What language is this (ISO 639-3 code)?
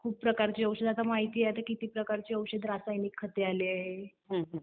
mar